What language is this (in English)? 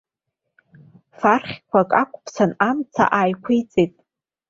Abkhazian